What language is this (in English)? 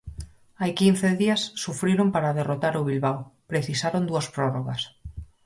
Galician